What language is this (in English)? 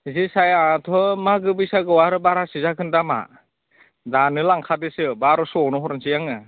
Bodo